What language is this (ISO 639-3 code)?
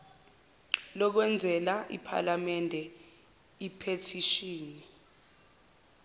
zul